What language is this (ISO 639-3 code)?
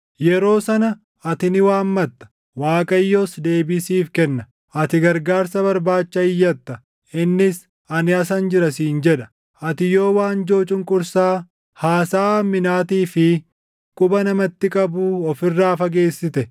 orm